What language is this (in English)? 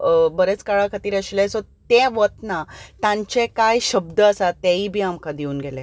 Konkani